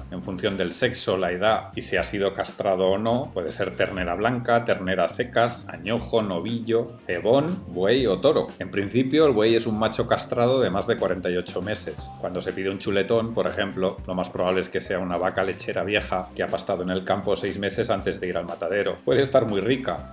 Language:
Spanish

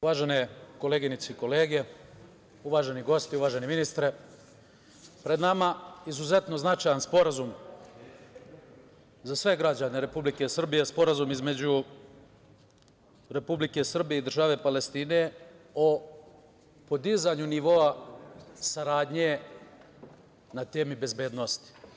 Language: Serbian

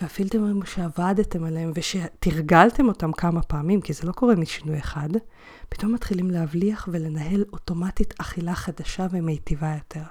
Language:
Hebrew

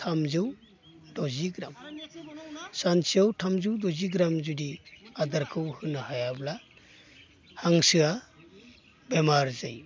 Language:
Bodo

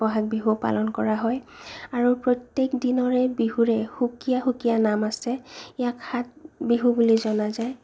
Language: Assamese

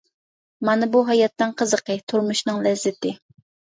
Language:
Uyghur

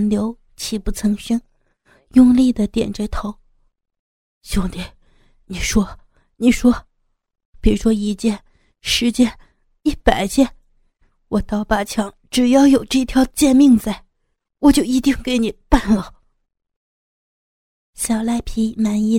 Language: Chinese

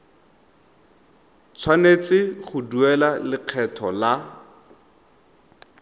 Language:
Tswana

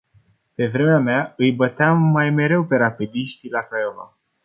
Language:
Romanian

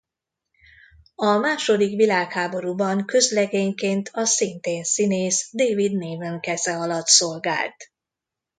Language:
Hungarian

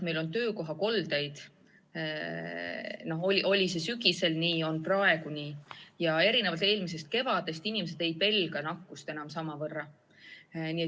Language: Estonian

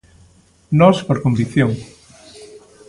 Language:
Galician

